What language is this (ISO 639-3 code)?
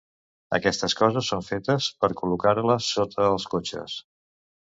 cat